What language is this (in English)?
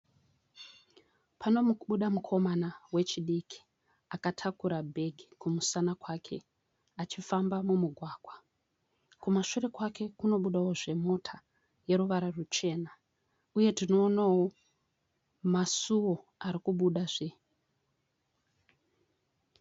Shona